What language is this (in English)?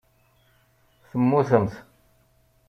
Kabyle